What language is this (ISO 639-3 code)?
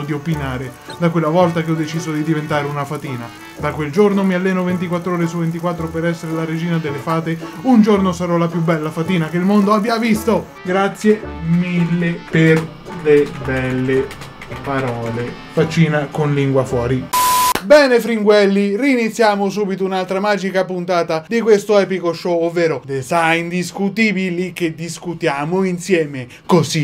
ita